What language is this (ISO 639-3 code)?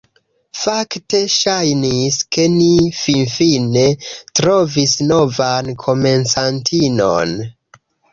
epo